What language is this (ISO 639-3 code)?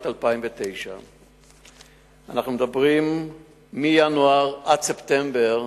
heb